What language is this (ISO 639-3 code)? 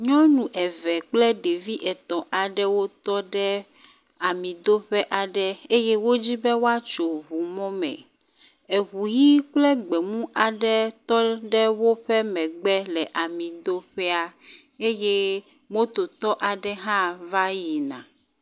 ewe